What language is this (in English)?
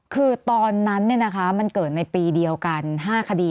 Thai